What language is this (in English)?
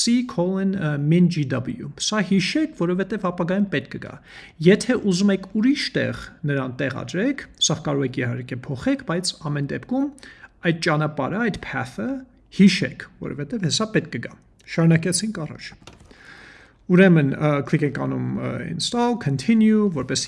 English